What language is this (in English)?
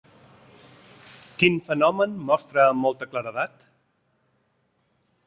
Catalan